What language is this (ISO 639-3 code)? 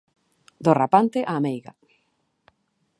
glg